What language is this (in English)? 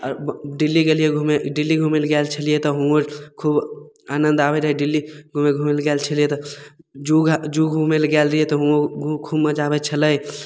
Maithili